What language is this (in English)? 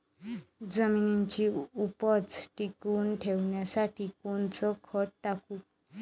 Marathi